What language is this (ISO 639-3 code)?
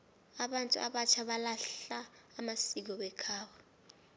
nbl